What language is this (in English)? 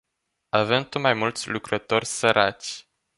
Romanian